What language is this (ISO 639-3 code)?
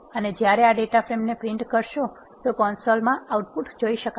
guj